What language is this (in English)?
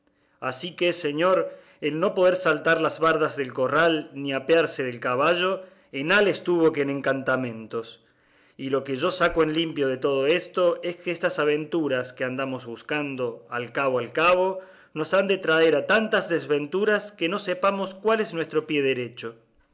Spanish